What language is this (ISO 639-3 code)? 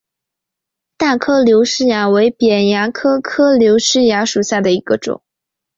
zho